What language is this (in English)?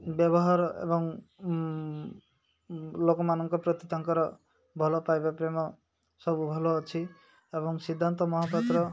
Odia